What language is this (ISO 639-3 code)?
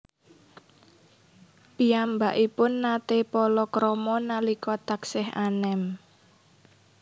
jav